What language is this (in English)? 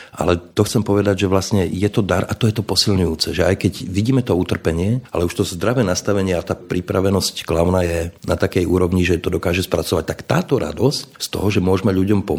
Slovak